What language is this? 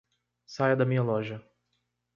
Portuguese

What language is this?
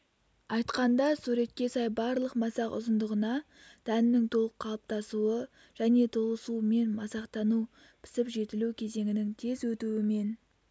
Kazakh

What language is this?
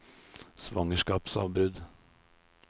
Norwegian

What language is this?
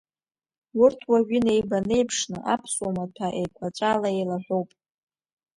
Abkhazian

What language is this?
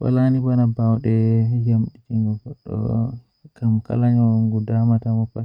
Western Niger Fulfulde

